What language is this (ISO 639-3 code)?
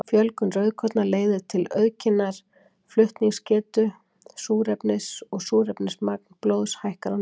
isl